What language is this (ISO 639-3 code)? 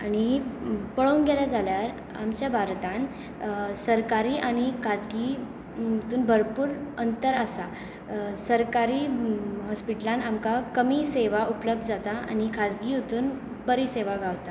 kok